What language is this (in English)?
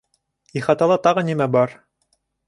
Bashkir